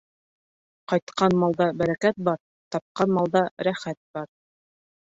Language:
Bashkir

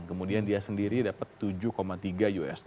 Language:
Indonesian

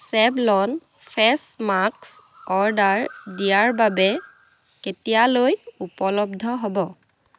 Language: Assamese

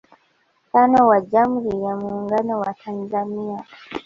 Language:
Swahili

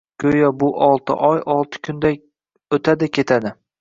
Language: Uzbek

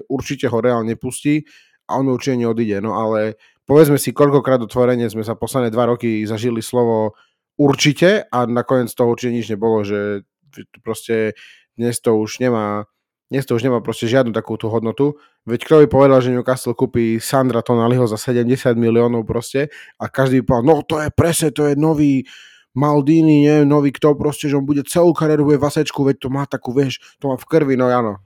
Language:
Slovak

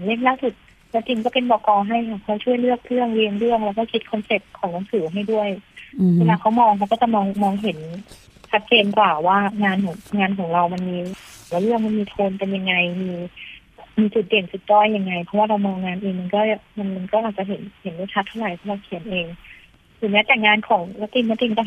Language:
Thai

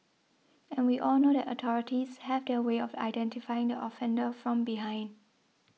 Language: English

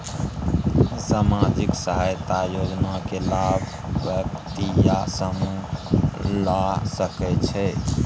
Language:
Maithili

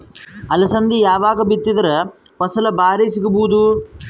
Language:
Kannada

